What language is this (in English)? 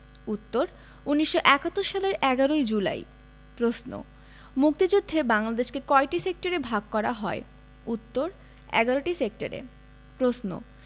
Bangla